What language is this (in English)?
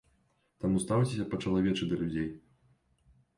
Belarusian